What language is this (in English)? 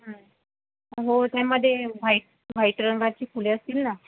Marathi